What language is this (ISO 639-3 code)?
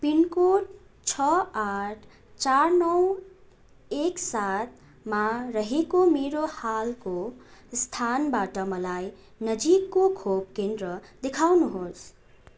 nep